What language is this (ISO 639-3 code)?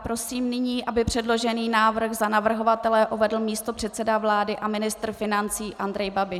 ces